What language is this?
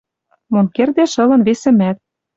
Western Mari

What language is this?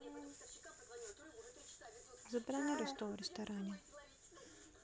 Russian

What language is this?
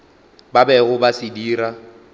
Northern Sotho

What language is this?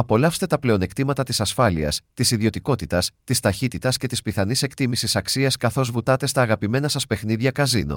Greek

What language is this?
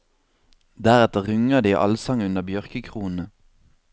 Norwegian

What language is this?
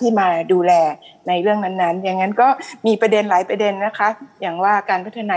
Thai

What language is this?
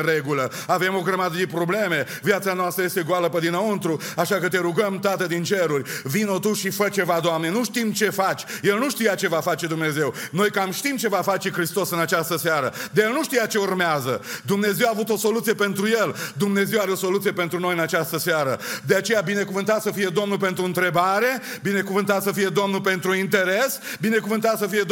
Romanian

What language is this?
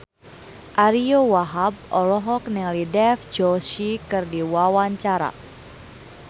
Sundanese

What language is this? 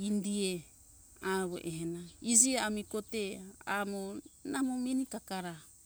Hunjara-Kaina Ke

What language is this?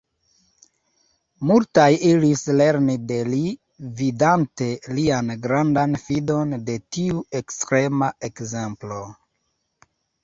Esperanto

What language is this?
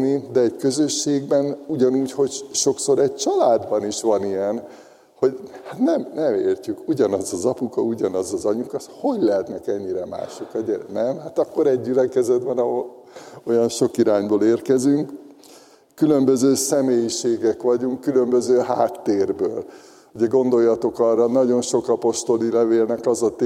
Hungarian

